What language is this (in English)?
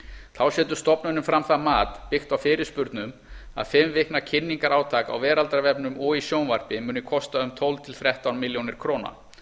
Icelandic